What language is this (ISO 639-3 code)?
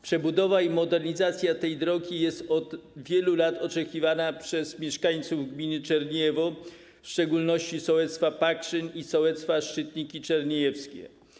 pol